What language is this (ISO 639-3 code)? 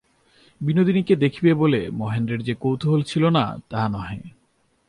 ben